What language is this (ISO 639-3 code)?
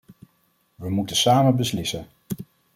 nld